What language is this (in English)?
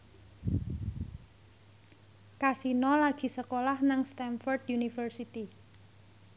Javanese